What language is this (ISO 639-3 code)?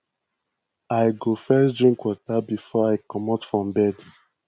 pcm